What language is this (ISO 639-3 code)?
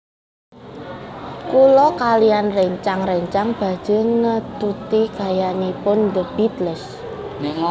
jav